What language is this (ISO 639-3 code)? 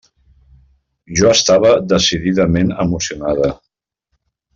cat